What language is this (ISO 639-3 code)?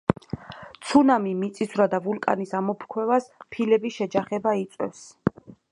kat